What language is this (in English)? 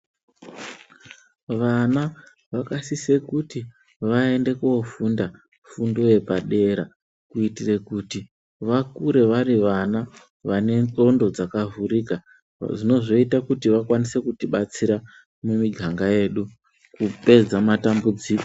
Ndau